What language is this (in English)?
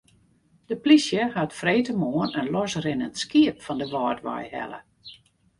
Western Frisian